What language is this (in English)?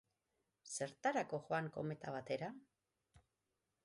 Basque